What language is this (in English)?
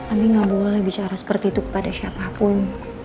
Indonesian